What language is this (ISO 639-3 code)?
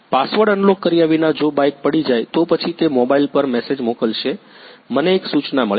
guj